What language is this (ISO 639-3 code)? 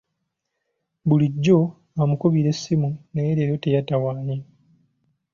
lug